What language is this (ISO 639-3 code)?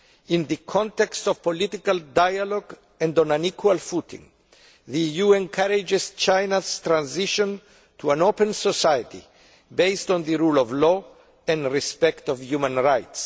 eng